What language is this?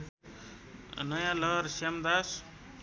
Nepali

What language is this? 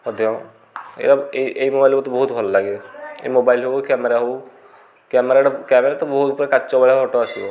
Odia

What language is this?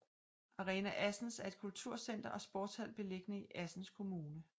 Danish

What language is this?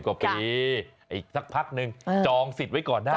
Thai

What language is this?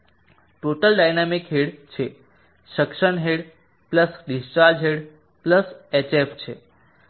Gujarati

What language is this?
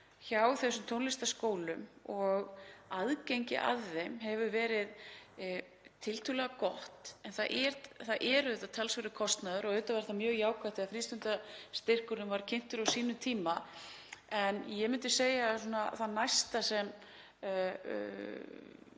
Icelandic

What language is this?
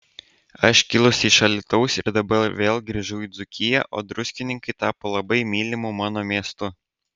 Lithuanian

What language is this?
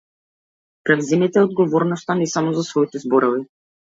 Macedonian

